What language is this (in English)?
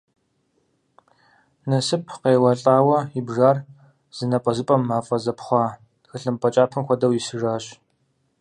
Kabardian